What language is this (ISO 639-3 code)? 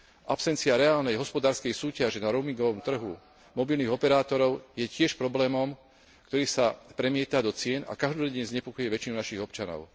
slk